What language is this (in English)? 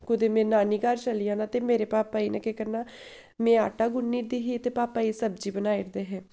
Dogri